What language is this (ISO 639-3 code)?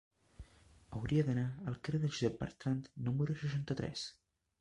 cat